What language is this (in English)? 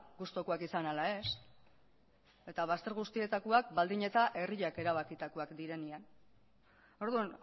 Basque